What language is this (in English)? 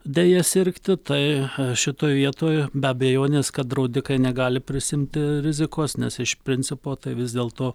Lithuanian